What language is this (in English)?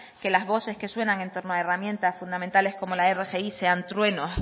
Spanish